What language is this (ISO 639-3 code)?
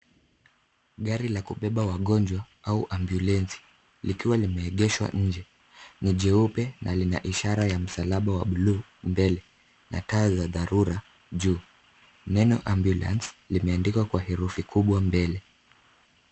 swa